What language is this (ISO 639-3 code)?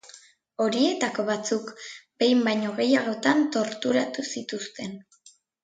eus